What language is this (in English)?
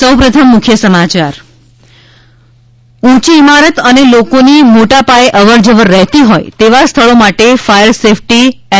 Gujarati